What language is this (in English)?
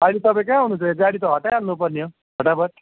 Nepali